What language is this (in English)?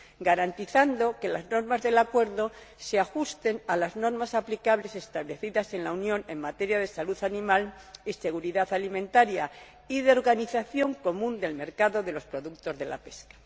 Spanish